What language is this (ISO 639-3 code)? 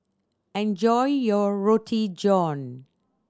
eng